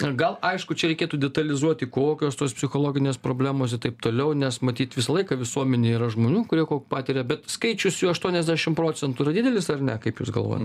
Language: Lithuanian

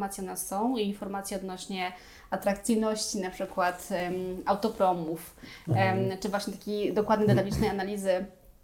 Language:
Polish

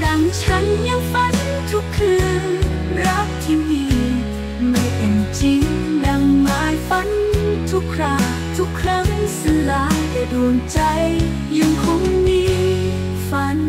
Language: Thai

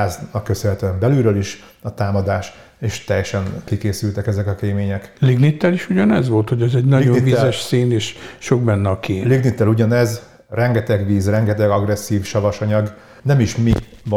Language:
Hungarian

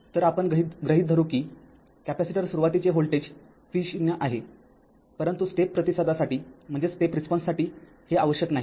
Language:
Marathi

